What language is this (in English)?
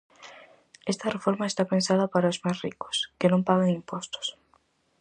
Galician